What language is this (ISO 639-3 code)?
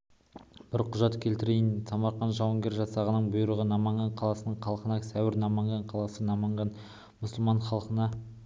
kaz